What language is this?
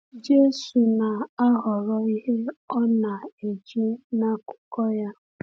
Igbo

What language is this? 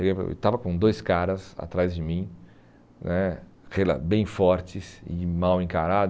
Portuguese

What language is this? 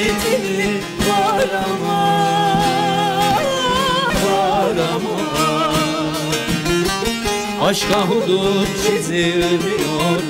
Turkish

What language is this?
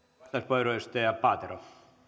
Finnish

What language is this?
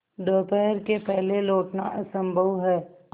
Hindi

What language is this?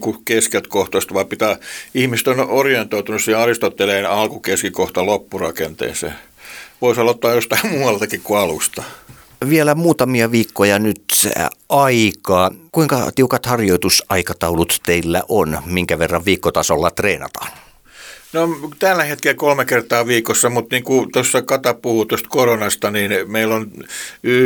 Finnish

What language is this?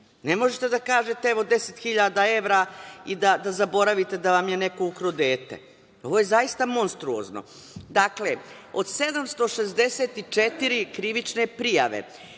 Serbian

